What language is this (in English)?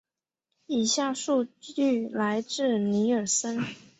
Chinese